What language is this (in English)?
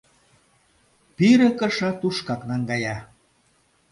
Mari